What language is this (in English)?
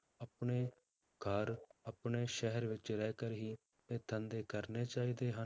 Punjabi